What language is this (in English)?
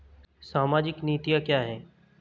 Hindi